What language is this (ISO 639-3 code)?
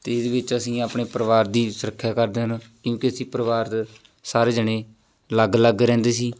pan